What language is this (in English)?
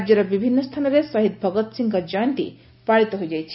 Odia